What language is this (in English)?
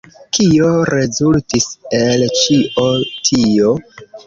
Esperanto